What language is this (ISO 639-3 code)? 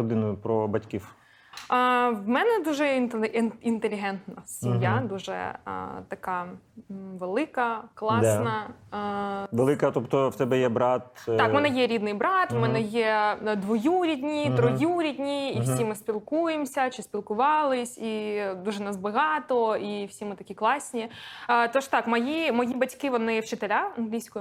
ukr